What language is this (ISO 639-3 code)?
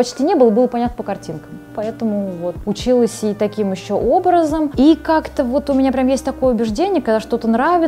rus